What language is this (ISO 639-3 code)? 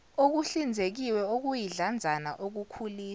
zul